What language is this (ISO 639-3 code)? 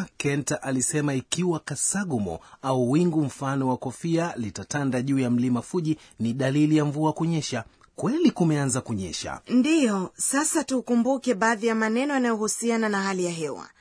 swa